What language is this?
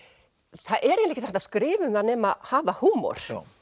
Icelandic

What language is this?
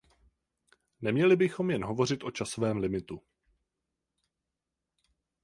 Czech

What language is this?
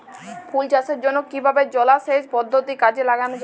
Bangla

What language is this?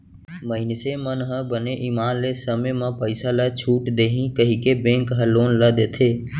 Chhattisgarhi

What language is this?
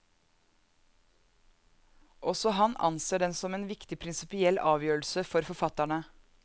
Norwegian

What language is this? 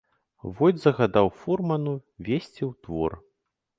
Belarusian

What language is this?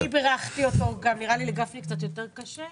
Hebrew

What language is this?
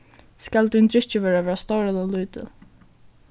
Faroese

